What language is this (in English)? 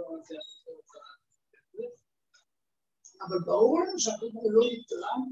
Hebrew